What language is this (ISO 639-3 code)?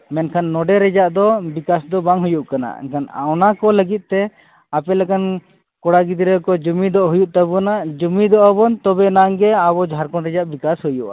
sat